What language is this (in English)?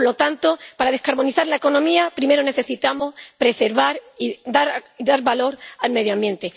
Spanish